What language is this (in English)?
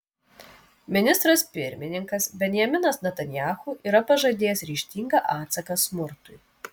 Lithuanian